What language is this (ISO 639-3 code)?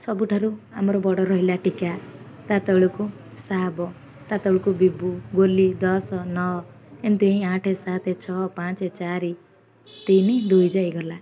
ori